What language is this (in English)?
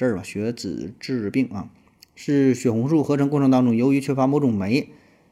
Chinese